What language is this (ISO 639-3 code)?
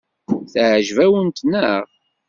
kab